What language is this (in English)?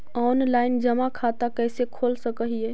Magahi